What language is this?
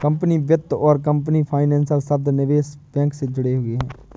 Hindi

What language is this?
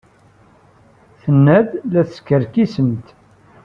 Kabyle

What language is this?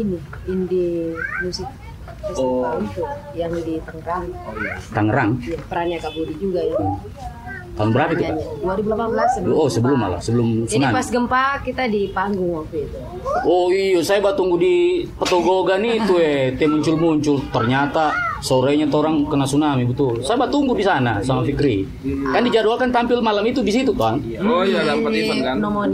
Indonesian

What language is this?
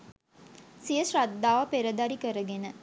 Sinhala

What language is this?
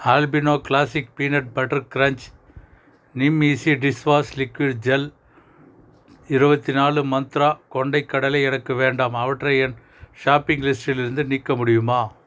Tamil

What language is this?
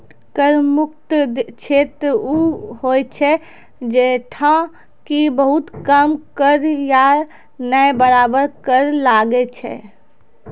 Maithili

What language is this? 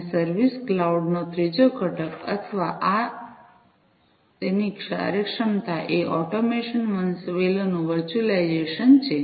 Gujarati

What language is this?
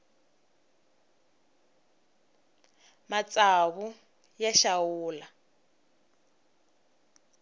Tsonga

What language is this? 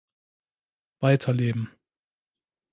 German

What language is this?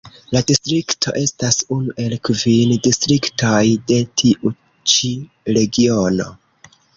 Esperanto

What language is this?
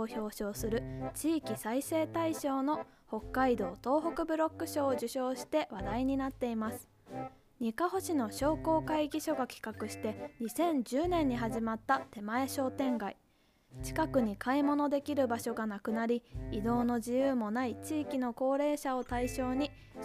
Japanese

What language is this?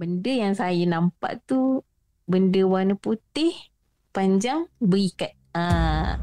Malay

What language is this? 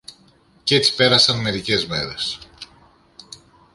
Greek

